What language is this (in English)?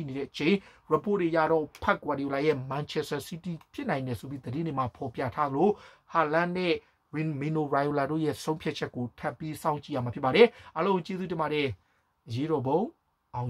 Thai